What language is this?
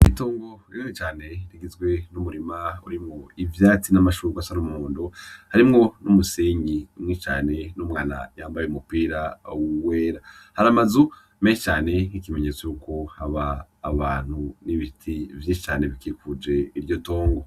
Rundi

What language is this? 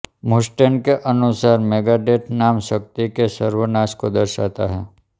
Hindi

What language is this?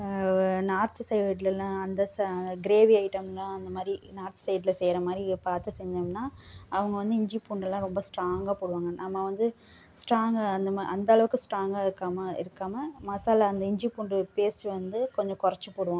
Tamil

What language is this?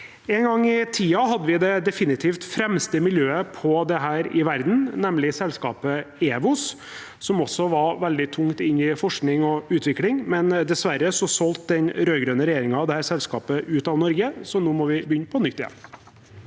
Norwegian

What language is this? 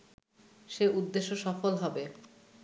Bangla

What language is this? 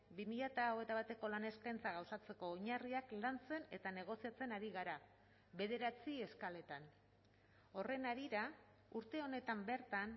Basque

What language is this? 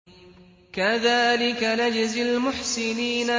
Arabic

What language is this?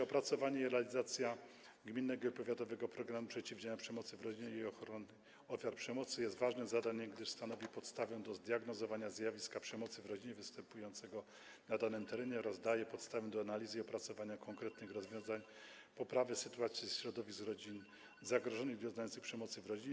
Polish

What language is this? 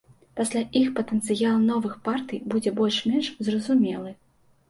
Belarusian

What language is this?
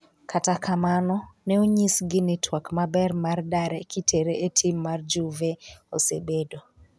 Luo (Kenya and Tanzania)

